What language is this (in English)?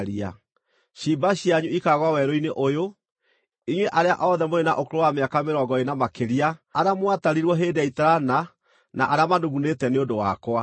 Kikuyu